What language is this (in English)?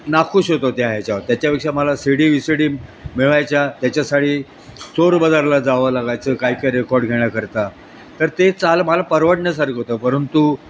Marathi